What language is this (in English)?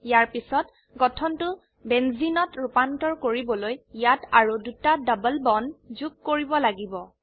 Assamese